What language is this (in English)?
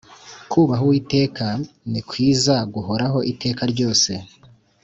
Kinyarwanda